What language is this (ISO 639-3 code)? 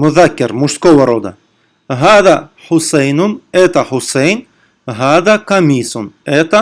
rus